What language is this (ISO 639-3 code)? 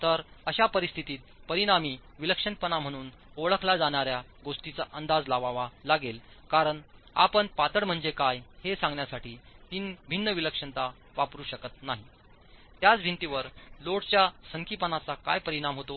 mar